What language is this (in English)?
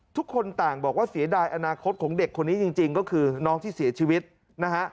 Thai